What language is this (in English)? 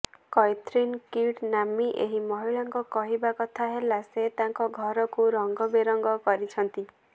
Odia